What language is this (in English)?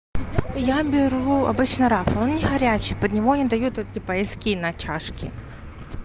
Russian